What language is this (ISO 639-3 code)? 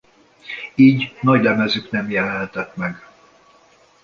hun